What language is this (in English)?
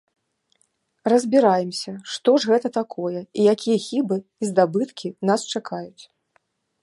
Belarusian